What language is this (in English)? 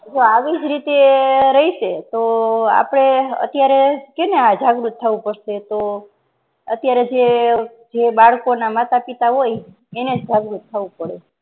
Gujarati